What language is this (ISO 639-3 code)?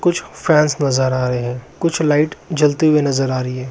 mag